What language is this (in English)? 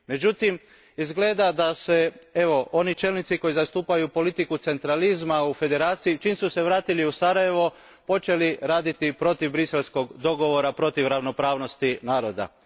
Croatian